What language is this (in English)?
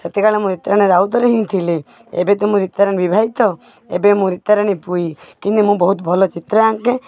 Odia